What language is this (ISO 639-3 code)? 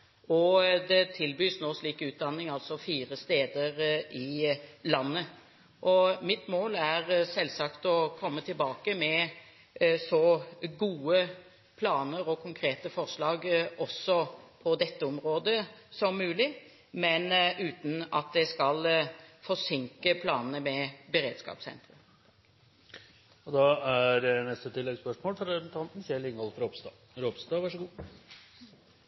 nor